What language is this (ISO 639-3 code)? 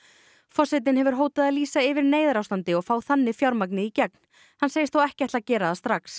isl